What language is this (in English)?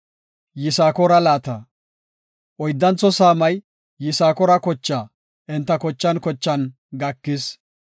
Gofa